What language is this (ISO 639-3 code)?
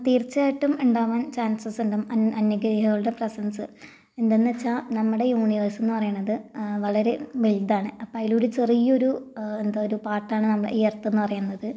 mal